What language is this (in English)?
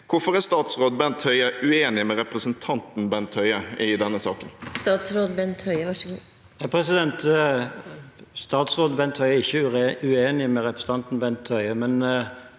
Norwegian